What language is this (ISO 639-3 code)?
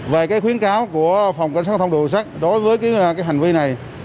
vie